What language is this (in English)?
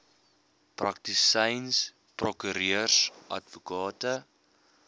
Afrikaans